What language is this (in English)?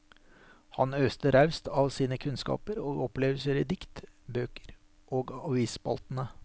Norwegian